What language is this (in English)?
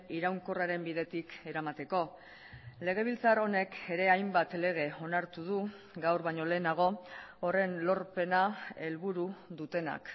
Basque